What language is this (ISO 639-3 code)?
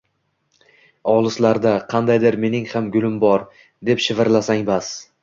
uzb